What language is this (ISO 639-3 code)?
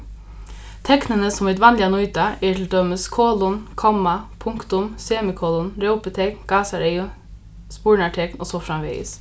fao